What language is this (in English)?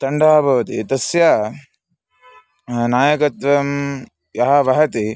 Sanskrit